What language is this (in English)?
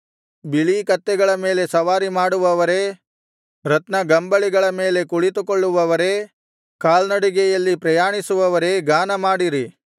Kannada